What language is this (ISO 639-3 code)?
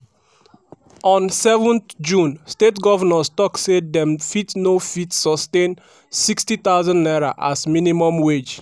pcm